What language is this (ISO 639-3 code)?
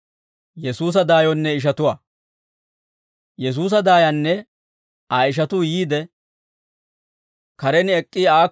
dwr